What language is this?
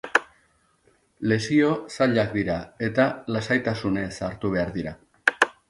Basque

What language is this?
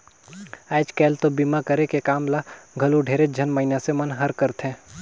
Chhattisgarhi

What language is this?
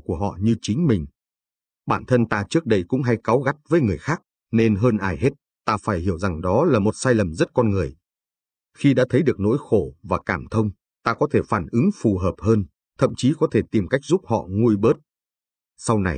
Vietnamese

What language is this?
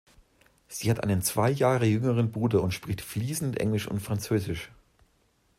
German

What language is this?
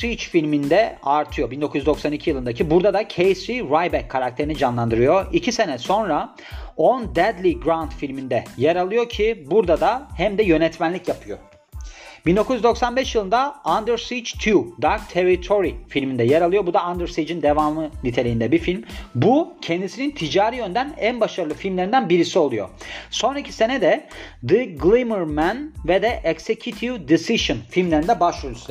Turkish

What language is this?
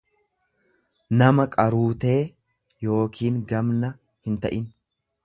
Oromo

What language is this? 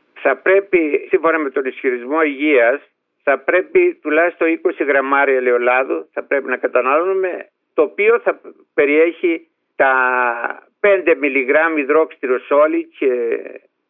Greek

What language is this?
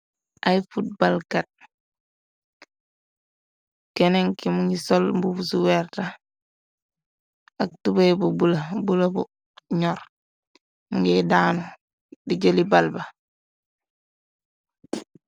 Wolof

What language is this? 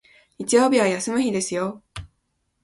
Japanese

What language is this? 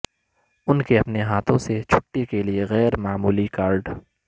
Urdu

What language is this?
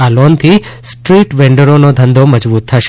Gujarati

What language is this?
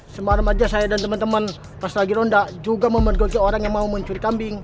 Indonesian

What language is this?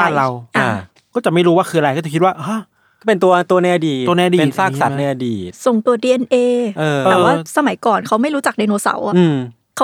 Thai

